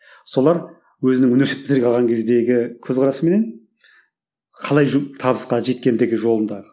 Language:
Kazakh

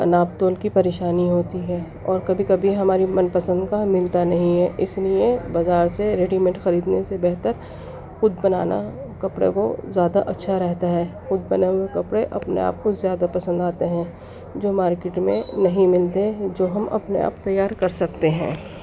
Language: Urdu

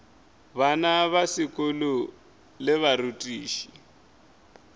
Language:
Northern Sotho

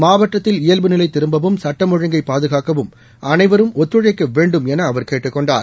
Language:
Tamil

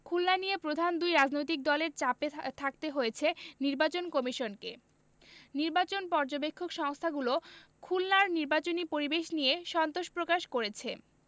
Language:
Bangla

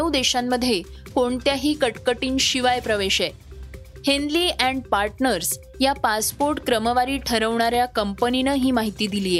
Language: Marathi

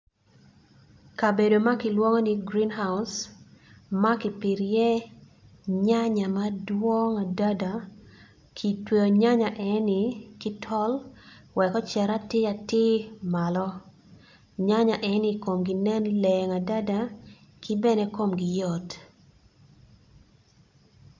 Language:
Acoli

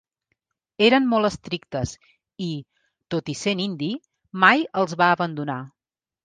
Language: Catalan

